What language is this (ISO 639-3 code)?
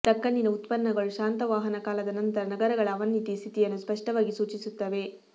kan